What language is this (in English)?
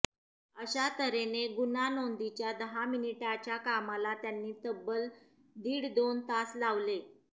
Marathi